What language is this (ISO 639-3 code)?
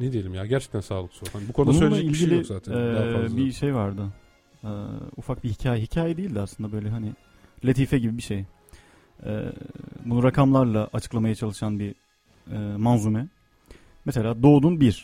tur